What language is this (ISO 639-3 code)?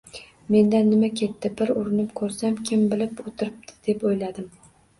uzb